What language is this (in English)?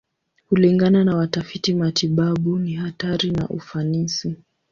Swahili